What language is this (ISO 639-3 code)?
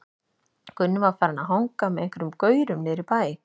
isl